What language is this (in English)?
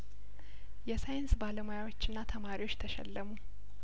Amharic